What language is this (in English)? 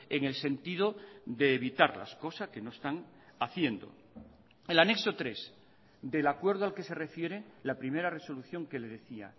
Spanish